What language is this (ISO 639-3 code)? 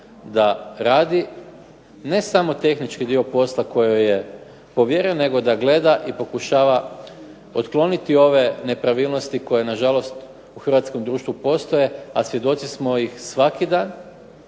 hrv